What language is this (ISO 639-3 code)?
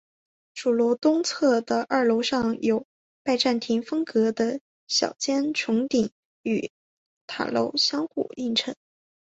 zho